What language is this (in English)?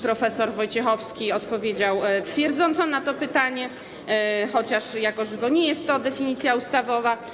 Polish